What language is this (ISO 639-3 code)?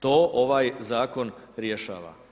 hrv